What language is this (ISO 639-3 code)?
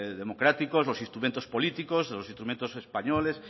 spa